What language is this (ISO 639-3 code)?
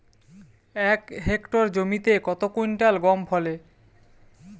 ben